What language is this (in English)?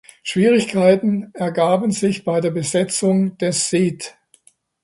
German